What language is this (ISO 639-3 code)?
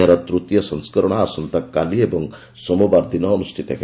ori